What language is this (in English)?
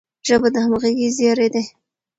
Pashto